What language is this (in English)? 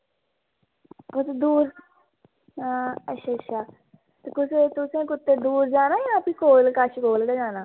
Dogri